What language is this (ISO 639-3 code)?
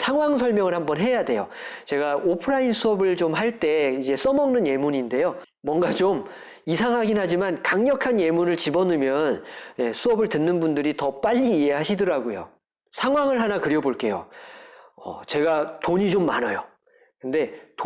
kor